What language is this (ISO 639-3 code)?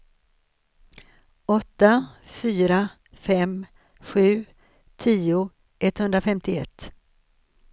swe